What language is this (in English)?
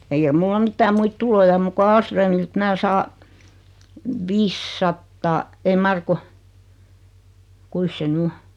Finnish